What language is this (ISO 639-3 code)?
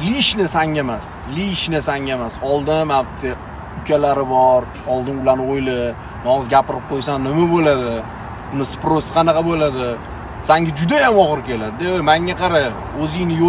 tur